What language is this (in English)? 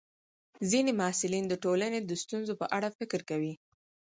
Pashto